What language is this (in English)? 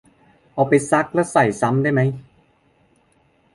Thai